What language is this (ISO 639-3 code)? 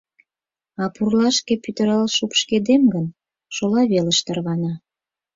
chm